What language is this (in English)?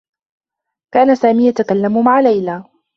Arabic